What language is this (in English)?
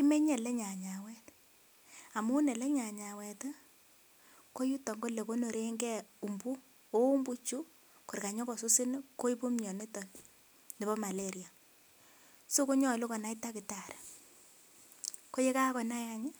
Kalenjin